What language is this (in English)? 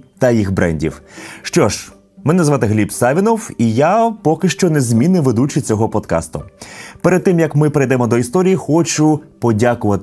Ukrainian